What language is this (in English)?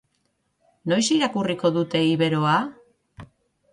Basque